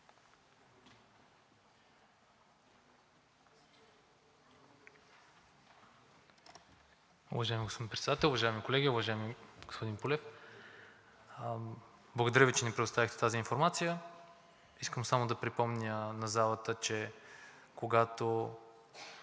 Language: Bulgarian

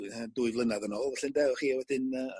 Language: Welsh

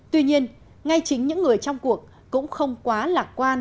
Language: Vietnamese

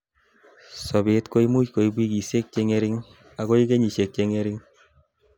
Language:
Kalenjin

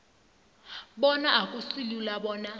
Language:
South Ndebele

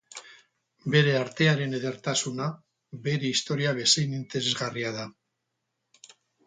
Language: Basque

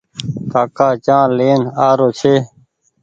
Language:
Goaria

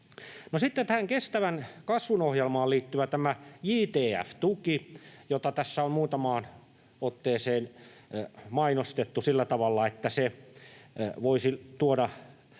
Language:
Finnish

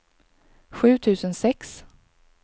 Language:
Swedish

